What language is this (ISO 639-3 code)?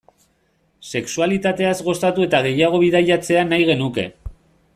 eus